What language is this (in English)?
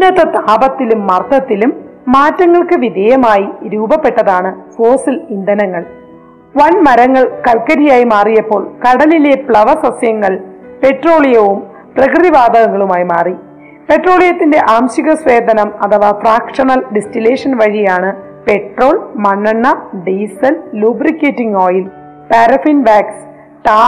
Malayalam